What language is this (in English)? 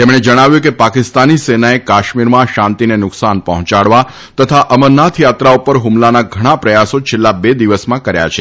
Gujarati